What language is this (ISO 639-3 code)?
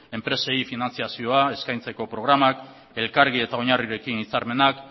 eus